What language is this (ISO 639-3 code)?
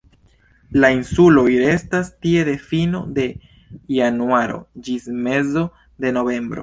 epo